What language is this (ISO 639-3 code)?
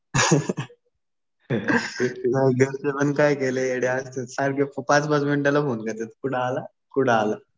mar